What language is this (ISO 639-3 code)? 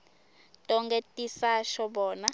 ssw